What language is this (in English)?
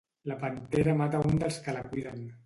Catalan